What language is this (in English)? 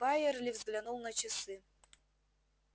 Russian